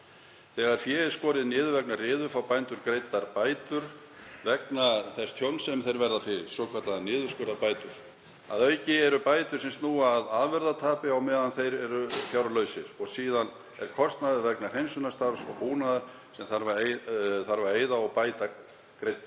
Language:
Icelandic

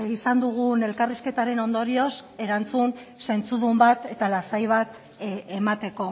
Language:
Basque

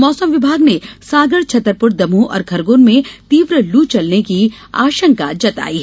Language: Hindi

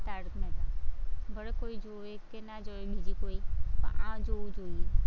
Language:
Gujarati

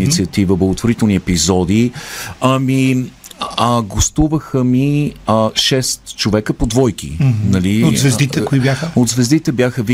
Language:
Bulgarian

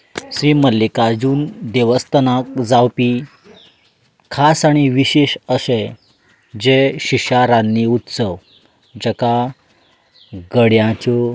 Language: Konkani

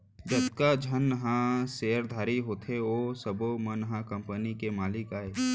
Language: Chhattisgarhi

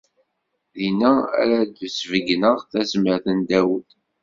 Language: Kabyle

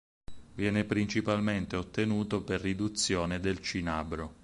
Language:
Italian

